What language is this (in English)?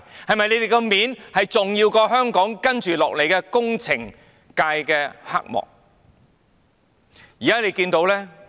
Cantonese